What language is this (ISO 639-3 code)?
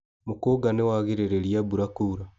kik